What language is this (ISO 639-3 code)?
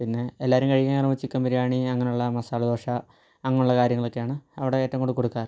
mal